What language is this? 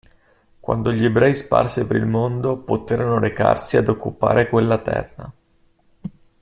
Italian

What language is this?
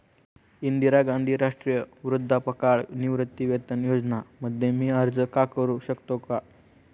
Marathi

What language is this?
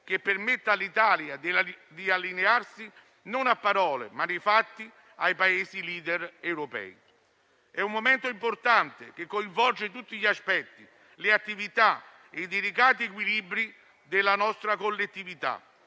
Italian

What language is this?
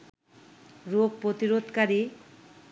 Bangla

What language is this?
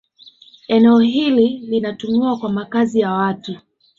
Swahili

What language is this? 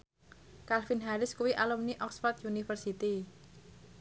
Javanese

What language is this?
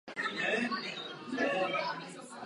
Czech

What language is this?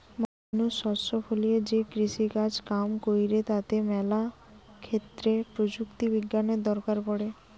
Bangla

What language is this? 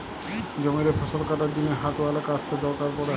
Bangla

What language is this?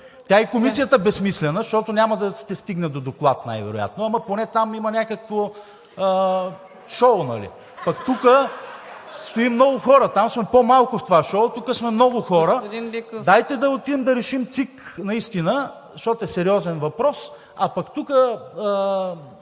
Bulgarian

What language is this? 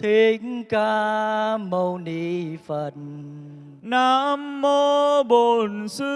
Vietnamese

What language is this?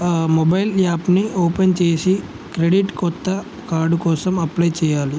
Telugu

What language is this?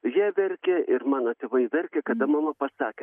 Lithuanian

